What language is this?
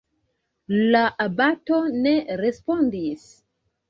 Esperanto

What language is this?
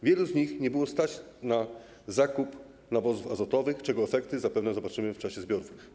Polish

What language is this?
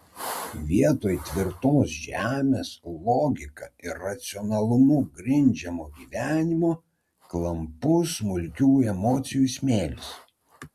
Lithuanian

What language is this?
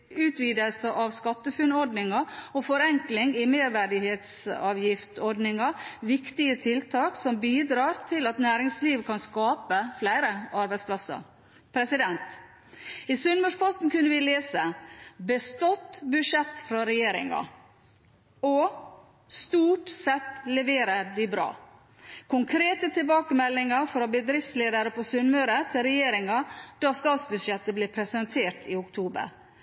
Norwegian Bokmål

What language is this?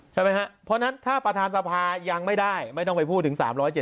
Thai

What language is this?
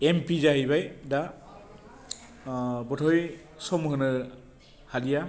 Bodo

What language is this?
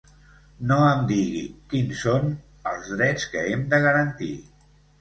Catalan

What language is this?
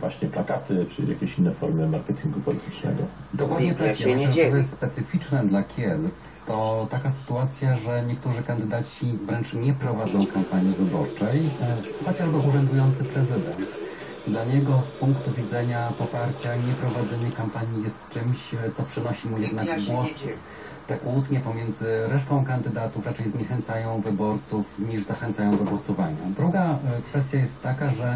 Polish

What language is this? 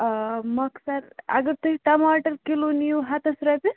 Kashmiri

